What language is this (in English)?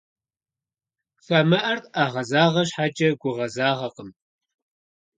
Kabardian